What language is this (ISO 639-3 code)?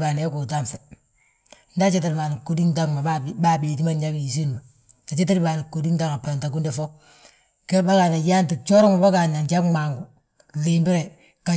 bjt